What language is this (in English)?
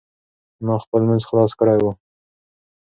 Pashto